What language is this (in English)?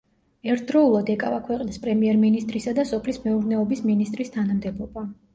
Georgian